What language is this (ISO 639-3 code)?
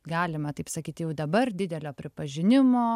lit